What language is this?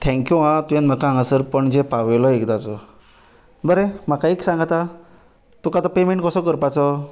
Konkani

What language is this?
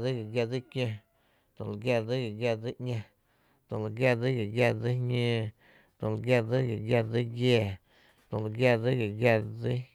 Tepinapa Chinantec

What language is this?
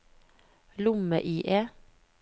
Norwegian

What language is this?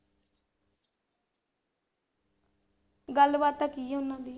Punjabi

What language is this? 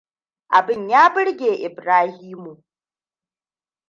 Hausa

